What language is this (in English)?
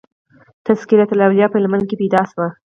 Pashto